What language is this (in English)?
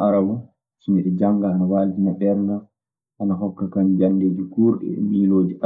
Maasina Fulfulde